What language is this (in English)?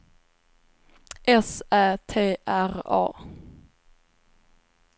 Swedish